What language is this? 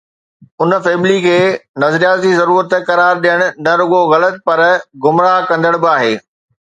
Sindhi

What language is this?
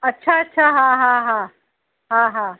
Sindhi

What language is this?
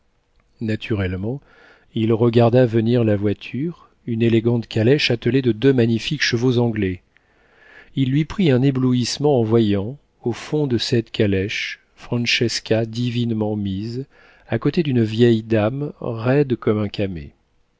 French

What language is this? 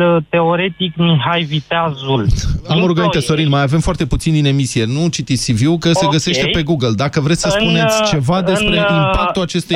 Romanian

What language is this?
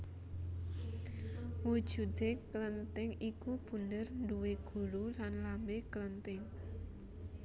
Javanese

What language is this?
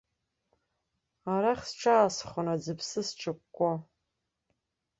Abkhazian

